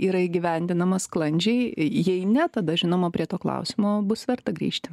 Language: Lithuanian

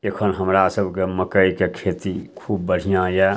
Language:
Maithili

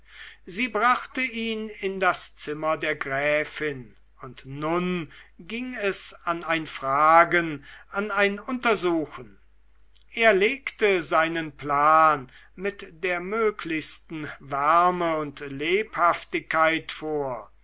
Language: German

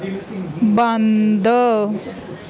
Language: Punjabi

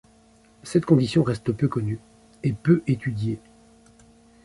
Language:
French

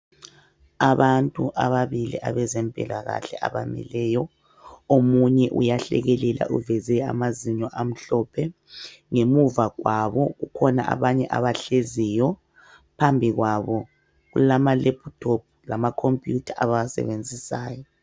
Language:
North Ndebele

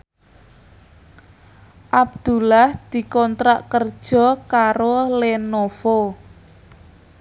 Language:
Javanese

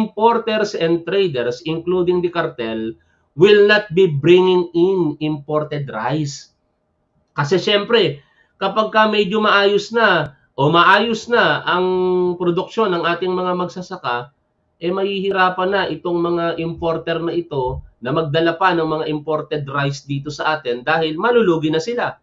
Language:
Filipino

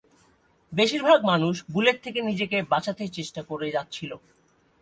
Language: Bangla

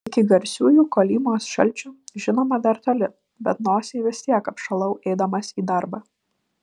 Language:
Lithuanian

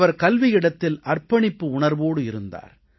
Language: Tamil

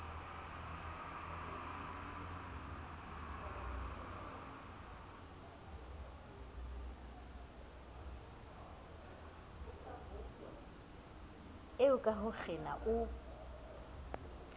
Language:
Southern Sotho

